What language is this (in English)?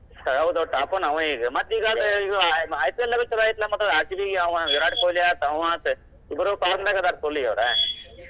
Kannada